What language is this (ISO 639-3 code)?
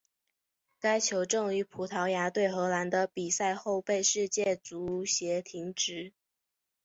zho